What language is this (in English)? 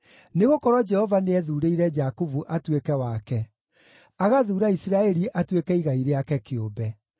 Kikuyu